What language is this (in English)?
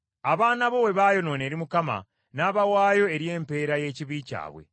Ganda